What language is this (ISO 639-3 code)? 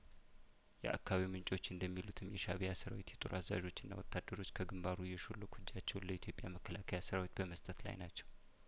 amh